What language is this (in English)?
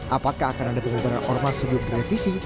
Indonesian